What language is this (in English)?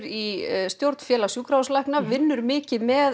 Icelandic